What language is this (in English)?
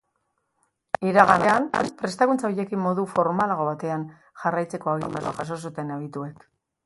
Basque